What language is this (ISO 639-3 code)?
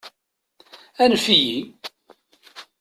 kab